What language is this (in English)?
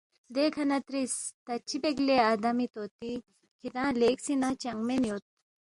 Balti